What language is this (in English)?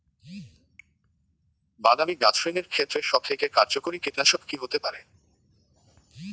Bangla